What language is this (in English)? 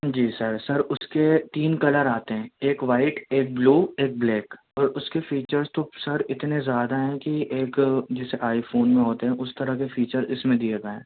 Urdu